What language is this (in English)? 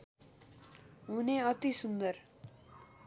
Nepali